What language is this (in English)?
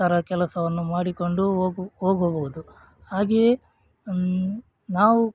Kannada